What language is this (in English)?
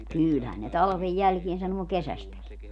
Finnish